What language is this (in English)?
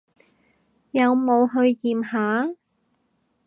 Cantonese